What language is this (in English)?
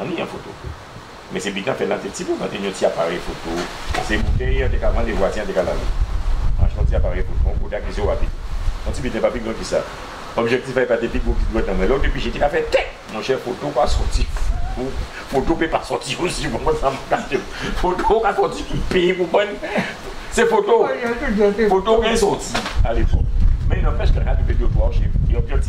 French